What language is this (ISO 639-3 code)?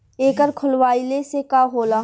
bho